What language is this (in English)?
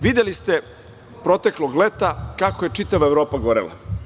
Serbian